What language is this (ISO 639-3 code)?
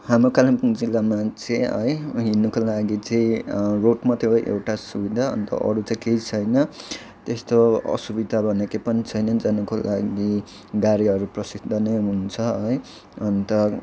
nep